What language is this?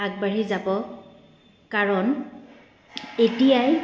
Assamese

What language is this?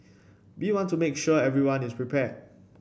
English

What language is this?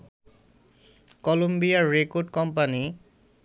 Bangla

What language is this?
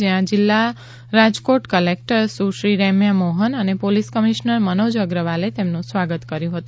Gujarati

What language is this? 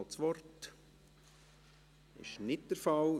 Swiss German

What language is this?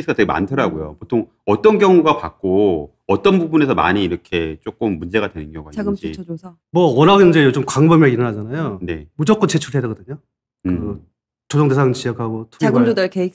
Korean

